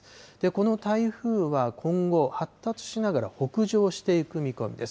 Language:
Japanese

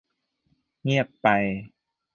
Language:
Thai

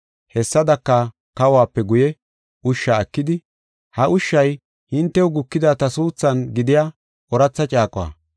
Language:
Gofa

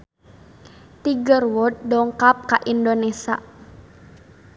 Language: Sundanese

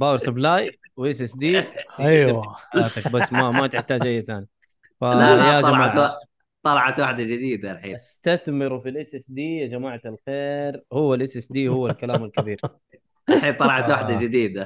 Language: Arabic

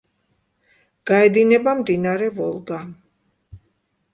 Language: Georgian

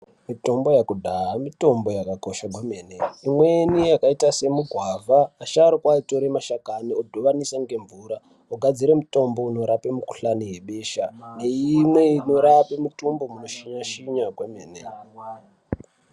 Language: Ndau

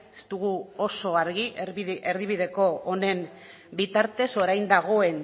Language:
Basque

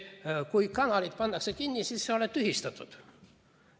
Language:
Estonian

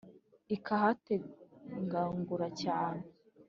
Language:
Kinyarwanda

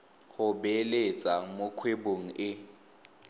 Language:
Tswana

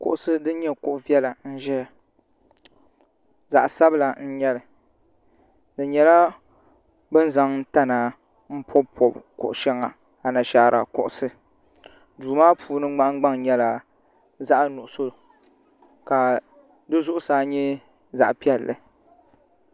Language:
Dagbani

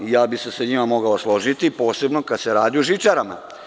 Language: Serbian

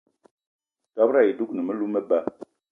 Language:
Eton (Cameroon)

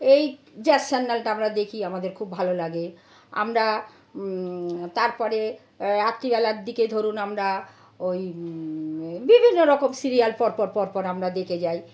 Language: Bangla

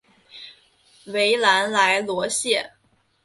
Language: Chinese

